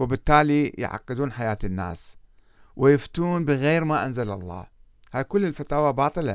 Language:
Arabic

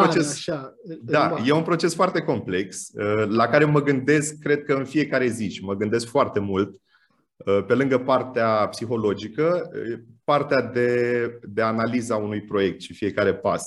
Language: Romanian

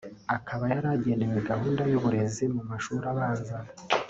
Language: Kinyarwanda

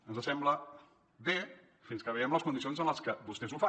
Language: Catalan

